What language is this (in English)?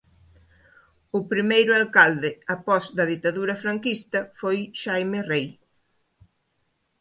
Galician